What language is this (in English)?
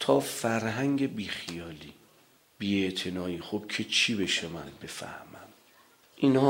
Persian